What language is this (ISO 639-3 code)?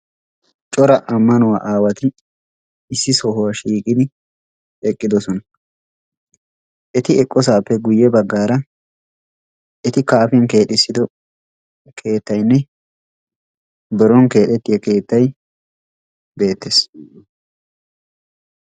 wal